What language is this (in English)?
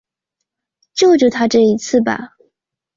Chinese